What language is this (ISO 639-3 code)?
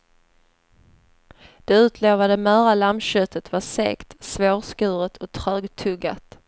swe